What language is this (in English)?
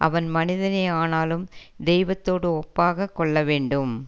Tamil